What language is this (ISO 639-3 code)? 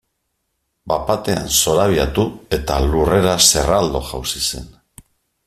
eus